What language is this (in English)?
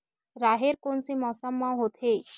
Chhattisgarhi